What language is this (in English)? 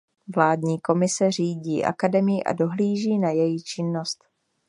Czech